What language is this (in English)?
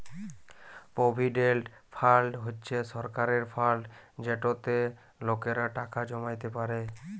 Bangla